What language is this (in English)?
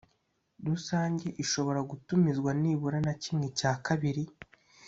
Kinyarwanda